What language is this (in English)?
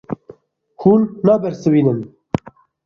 Kurdish